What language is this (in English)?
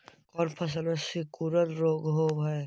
Magahi